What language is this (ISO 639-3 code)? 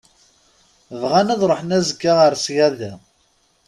kab